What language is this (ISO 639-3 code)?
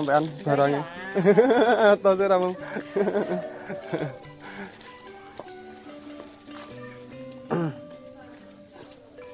ind